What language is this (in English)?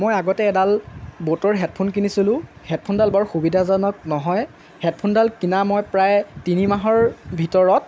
Assamese